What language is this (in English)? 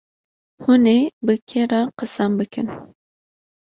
Kurdish